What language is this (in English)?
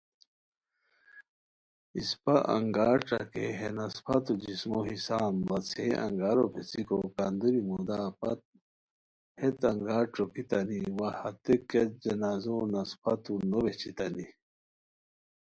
Khowar